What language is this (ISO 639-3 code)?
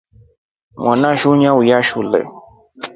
rof